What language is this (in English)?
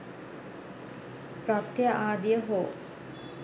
Sinhala